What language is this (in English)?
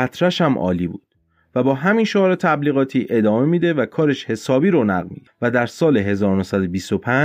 Persian